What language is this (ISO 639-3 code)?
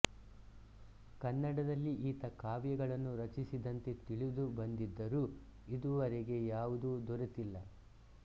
kan